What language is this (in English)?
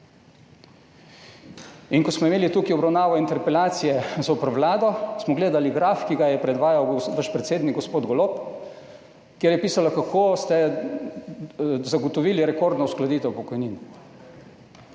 Slovenian